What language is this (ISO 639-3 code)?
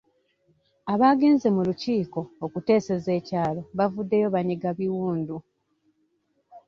lug